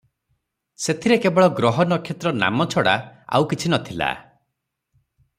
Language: Odia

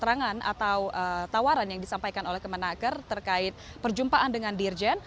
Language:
Indonesian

